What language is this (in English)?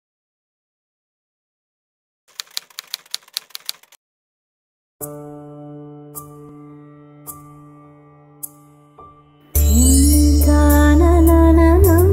Korean